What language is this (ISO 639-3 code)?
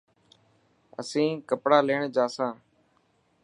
mki